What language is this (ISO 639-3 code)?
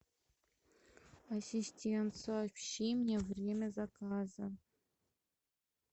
rus